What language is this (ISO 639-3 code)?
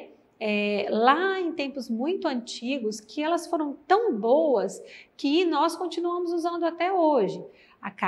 por